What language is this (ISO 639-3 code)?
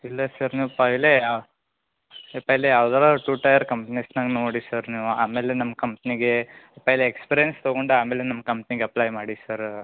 kan